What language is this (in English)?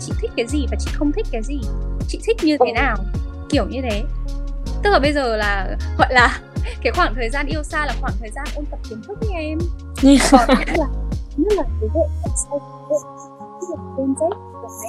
Vietnamese